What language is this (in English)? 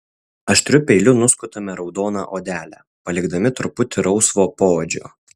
Lithuanian